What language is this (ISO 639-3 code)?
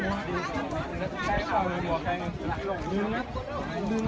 tha